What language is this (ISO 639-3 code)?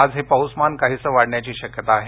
mar